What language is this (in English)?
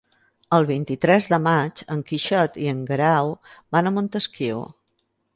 Catalan